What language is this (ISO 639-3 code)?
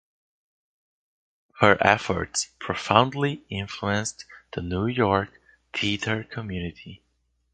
eng